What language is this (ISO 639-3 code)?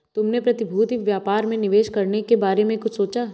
hin